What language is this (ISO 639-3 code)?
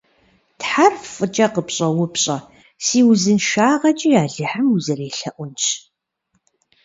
kbd